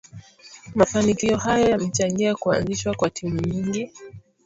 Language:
Swahili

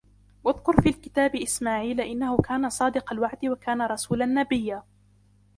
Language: Arabic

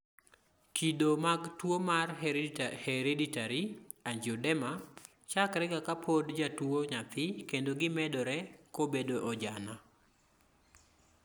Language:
Luo (Kenya and Tanzania)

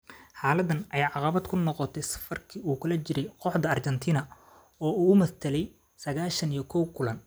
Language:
Somali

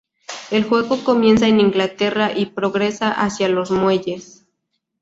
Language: Spanish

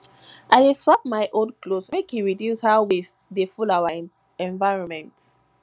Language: Nigerian Pidgin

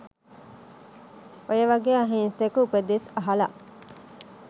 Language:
Sinhala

